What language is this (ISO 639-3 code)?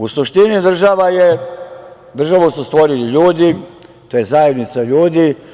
srp